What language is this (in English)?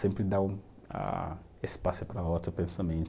Portuguese